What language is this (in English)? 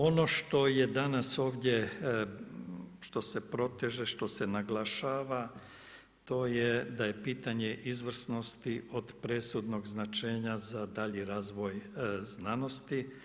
Croatian